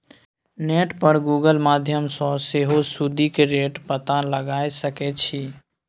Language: Maithili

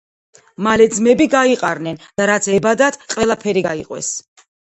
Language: Georgian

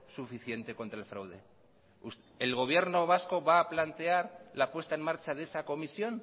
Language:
Spanish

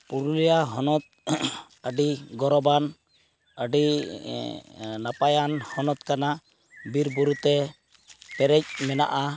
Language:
Santali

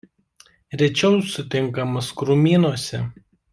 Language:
Lithuanian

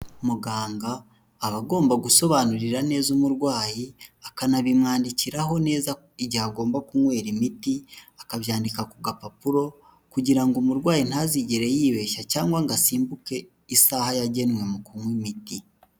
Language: Kinyarwanda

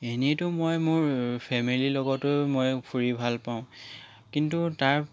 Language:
Assamese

